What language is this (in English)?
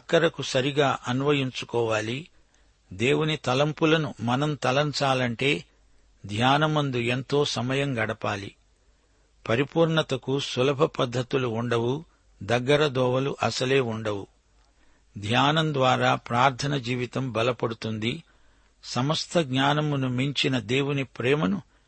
Telugu